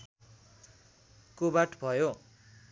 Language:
Nepali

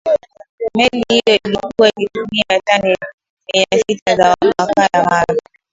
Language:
Swahili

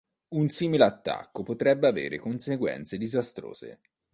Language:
Italian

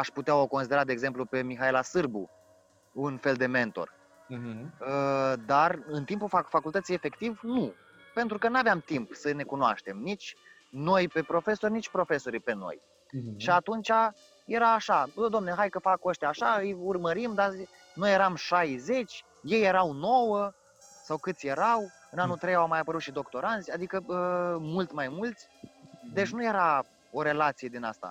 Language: Romanian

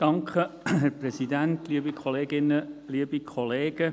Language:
Swiss German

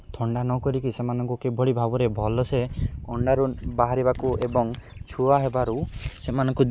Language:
Odia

